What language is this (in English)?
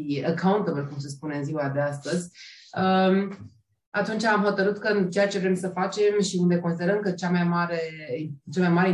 Romanian